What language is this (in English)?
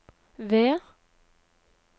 Norwegian